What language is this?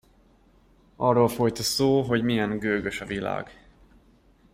Hungarian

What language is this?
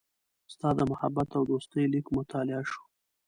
Pashto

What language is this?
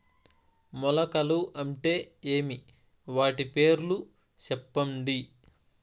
Telugu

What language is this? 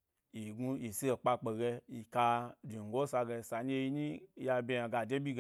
Gbari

